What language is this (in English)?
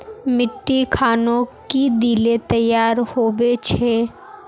Magahi